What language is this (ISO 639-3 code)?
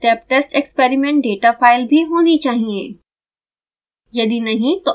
hin